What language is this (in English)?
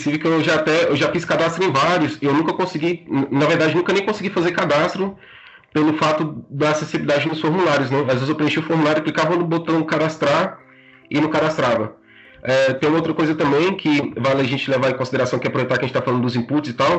Portuguese